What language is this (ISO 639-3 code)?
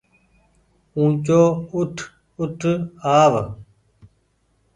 gig